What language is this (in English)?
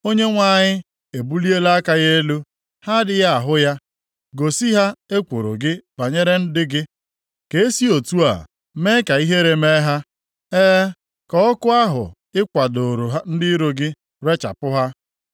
Igbo